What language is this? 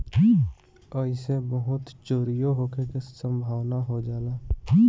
Bhojpuri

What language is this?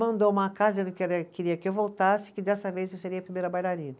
Portuguese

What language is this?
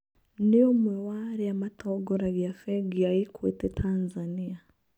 Kikuyu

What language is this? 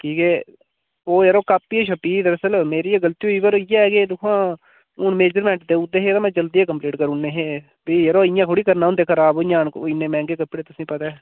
Dogri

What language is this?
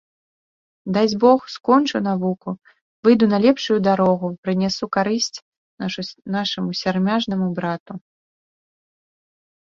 Belarusian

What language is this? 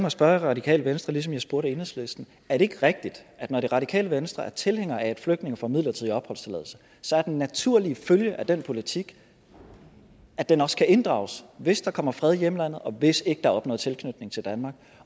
Danish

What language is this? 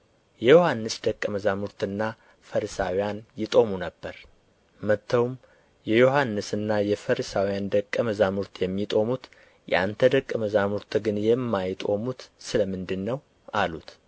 Amharic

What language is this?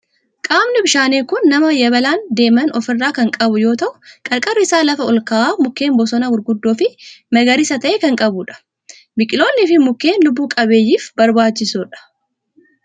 Oromo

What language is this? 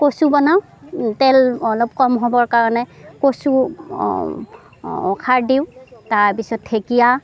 Assamese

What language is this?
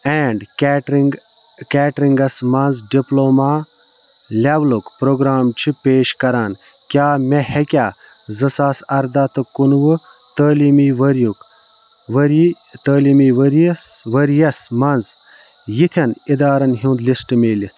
Kashmiri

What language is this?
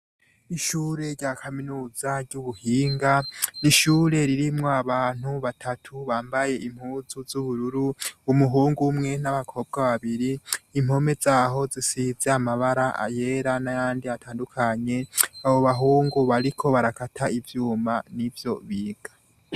Rundi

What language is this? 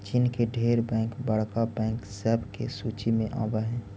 Magahi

